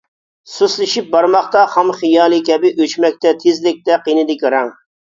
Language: Uyghur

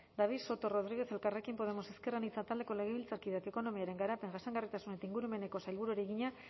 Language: Basque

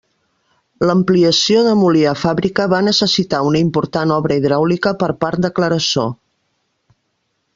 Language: Catalan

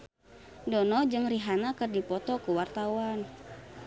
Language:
Sundanese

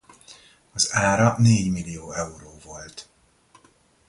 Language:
Hungarian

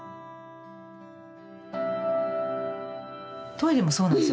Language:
Japanese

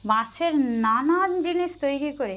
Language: Bangla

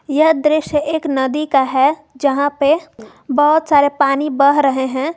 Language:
Hindi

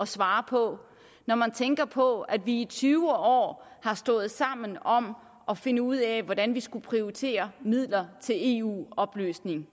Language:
Danish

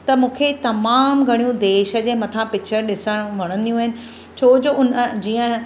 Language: Sindhi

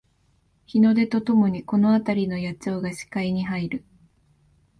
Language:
Japanese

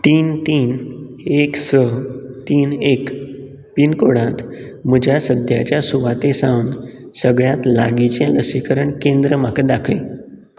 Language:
Konkani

